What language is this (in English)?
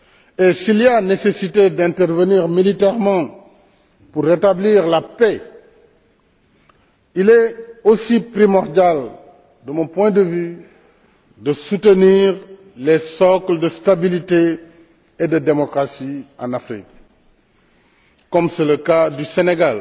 French